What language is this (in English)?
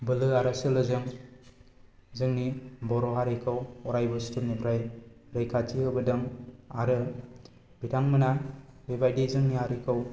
Bodo